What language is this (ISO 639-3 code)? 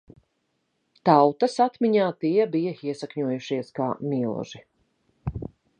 lav